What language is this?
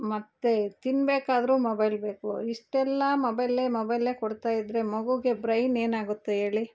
Kannada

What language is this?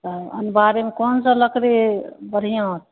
Maithili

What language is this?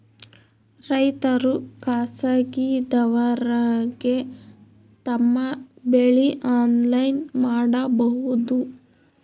Kannada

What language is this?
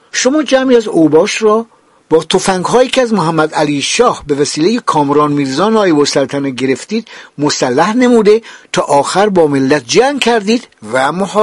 Persian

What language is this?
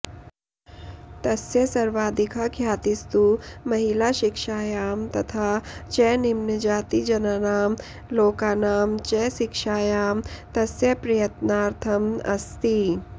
Sanskrit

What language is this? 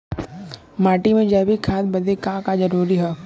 Bhojpuri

